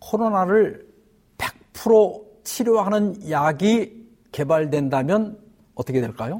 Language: Korean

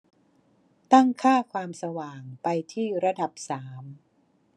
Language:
Thai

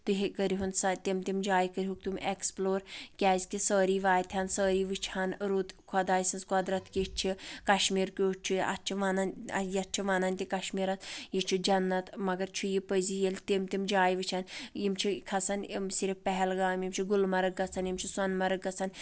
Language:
Kashmiri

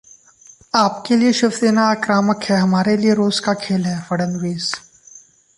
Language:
Hindi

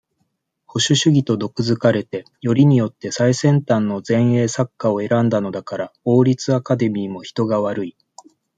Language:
Japanese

